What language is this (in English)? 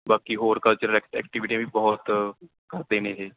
Punjabi